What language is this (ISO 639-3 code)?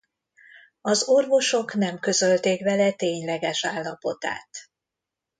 hun